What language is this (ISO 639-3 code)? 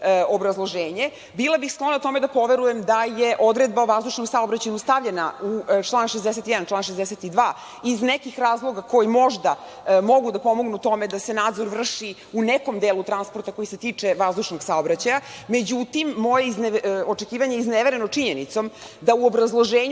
srp